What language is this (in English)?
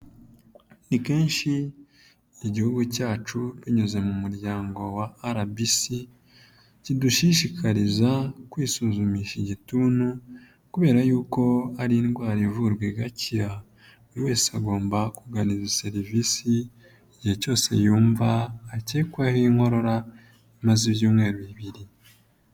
Kinyarwanda